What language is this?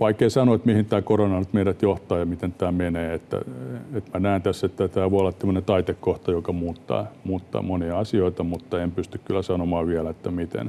Finnish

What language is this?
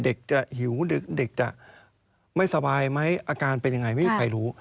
Thai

